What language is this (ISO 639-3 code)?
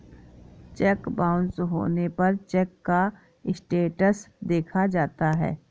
hin